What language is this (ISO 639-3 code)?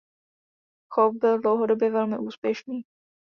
ces